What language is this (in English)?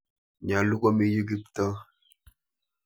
Kalenjin